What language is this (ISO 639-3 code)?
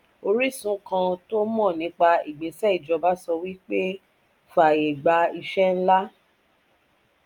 yor